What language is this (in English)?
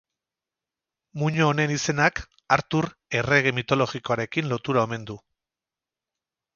Basque